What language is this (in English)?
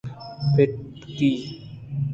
Eastern Balochi